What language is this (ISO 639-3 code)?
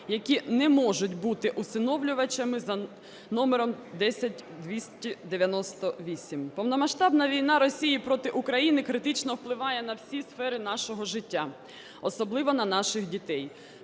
ukr